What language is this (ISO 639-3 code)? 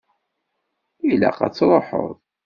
kab